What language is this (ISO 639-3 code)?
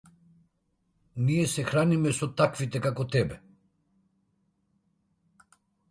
mkd